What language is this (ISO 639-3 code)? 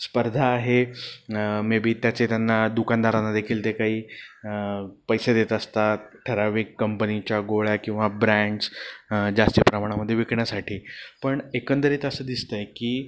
mar